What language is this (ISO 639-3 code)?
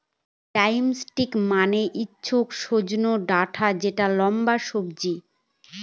ben